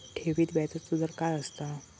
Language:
Marathi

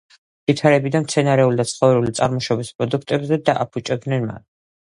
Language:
Georgian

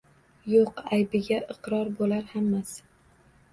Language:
Uzbek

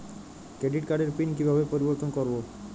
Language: Bangla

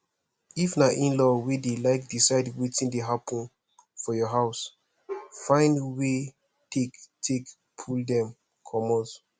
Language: Nigerian Pidgin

